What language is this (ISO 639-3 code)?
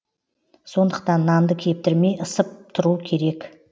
kaz